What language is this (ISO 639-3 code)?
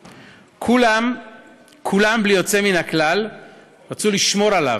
heb